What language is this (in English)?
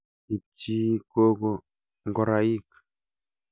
Kalenjin